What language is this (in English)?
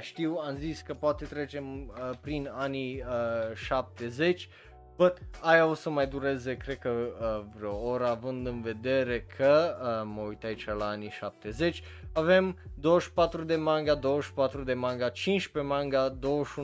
Romanian